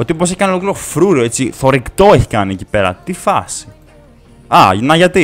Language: Greek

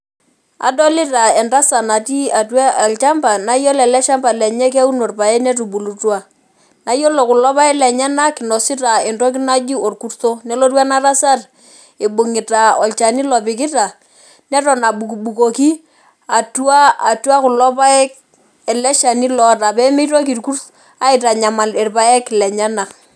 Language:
Masai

